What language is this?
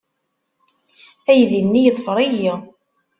Kabyle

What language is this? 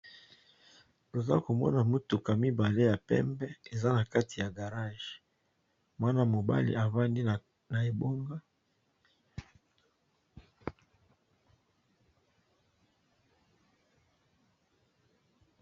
Lingala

